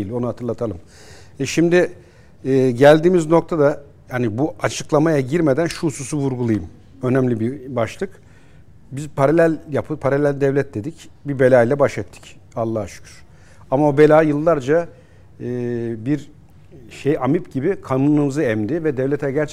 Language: Turkish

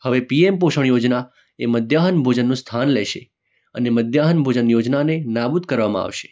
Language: Gujarati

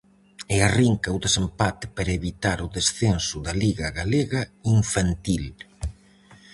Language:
Galician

